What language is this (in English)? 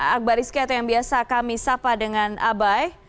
Indonesian